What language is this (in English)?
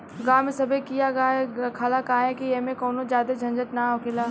Bhojpuri